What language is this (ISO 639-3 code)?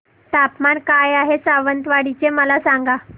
mar